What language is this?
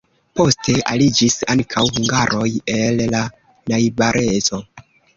Esperanto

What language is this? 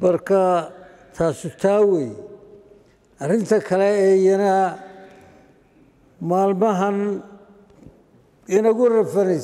Arabic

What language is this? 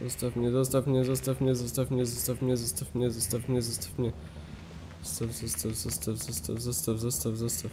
Polish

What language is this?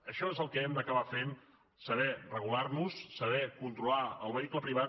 Catalan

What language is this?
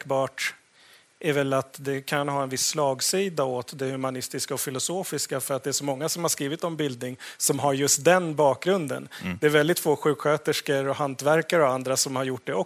Swedish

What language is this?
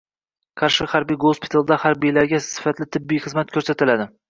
Uzbek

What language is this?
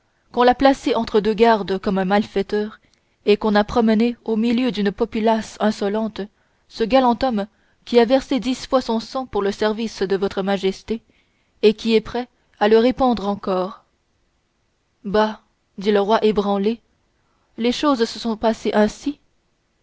French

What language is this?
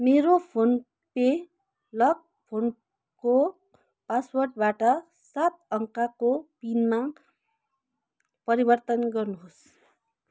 Nepali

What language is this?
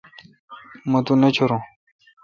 Kalkoti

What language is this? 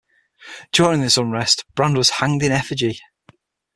English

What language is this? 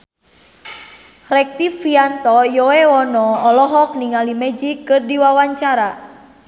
Sundanese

